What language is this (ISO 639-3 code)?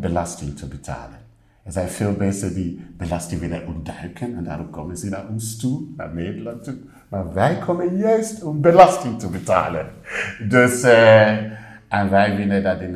nld